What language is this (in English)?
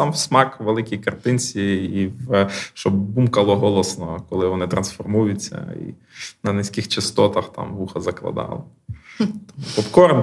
Ukrainian